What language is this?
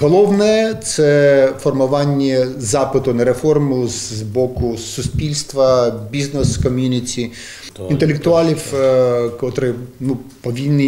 Ukrainian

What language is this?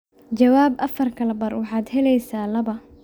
Somali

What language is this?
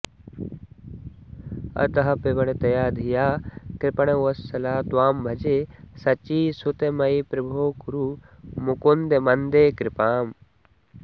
Sanskrit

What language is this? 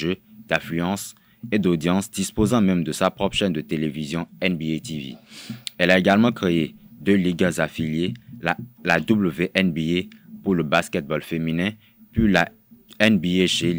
French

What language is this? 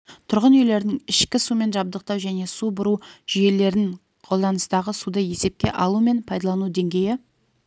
Kazakh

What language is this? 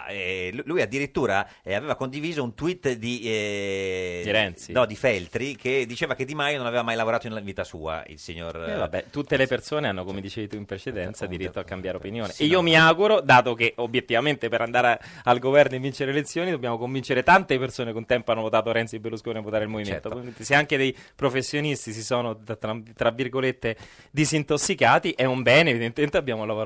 Italian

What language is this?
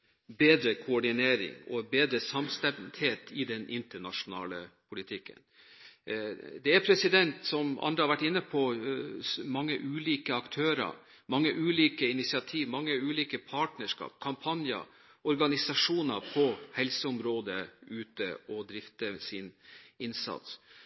Norwegian Bokmål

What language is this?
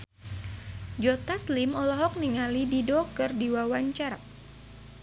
Sundanese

